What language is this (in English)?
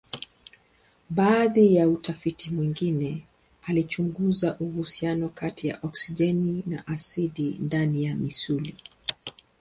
Swahili